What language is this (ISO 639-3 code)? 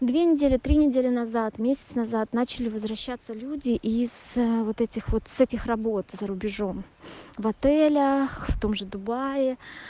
rus